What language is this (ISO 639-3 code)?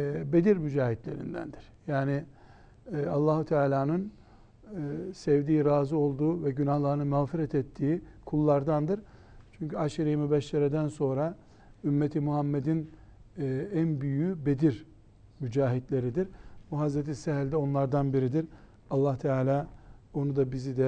tur